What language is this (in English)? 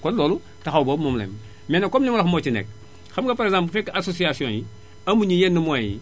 Wolof